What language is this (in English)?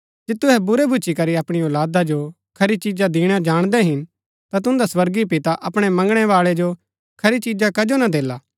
Gaddi